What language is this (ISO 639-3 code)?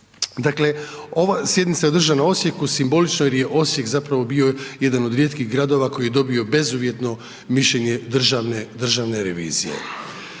hrv